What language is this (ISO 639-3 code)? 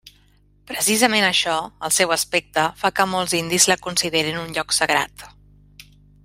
cat